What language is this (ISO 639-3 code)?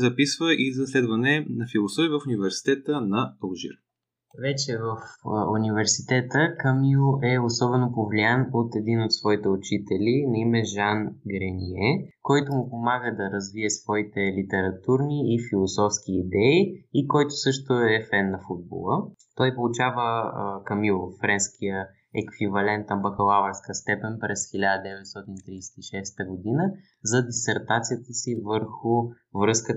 bul